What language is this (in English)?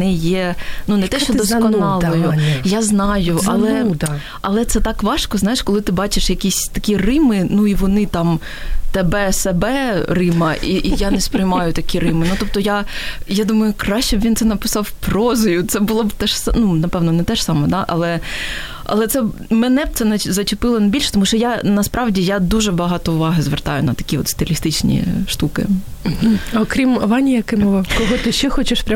Ukrainian